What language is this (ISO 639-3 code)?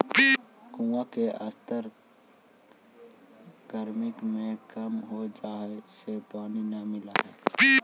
mag